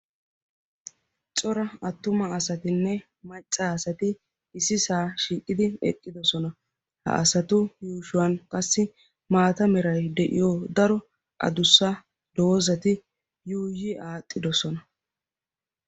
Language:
Wolaytta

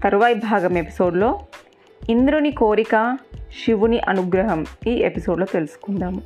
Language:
Telugu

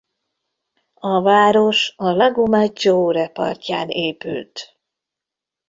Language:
Hungarian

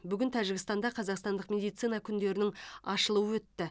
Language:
Kazakh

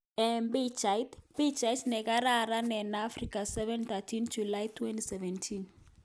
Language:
Kalenjin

